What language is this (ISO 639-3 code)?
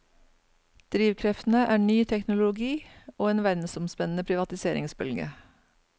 nor